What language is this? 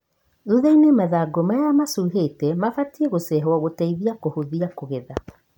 Kikuyu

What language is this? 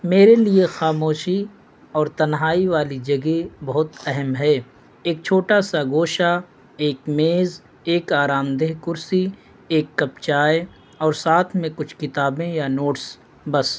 Urdu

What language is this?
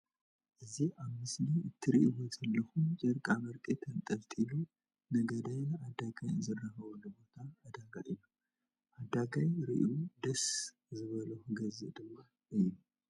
Tigrinya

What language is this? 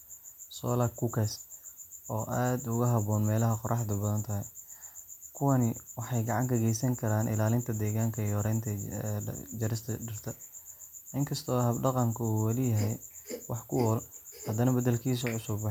Somali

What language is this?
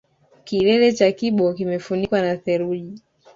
Swahili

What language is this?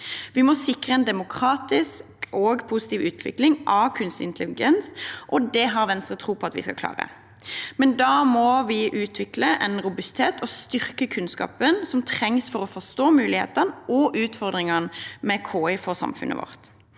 Norwegian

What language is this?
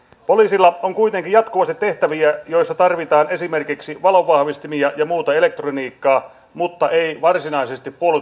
Finnish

